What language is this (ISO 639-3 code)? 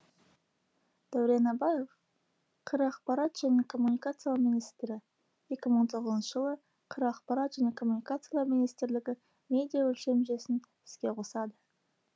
kaz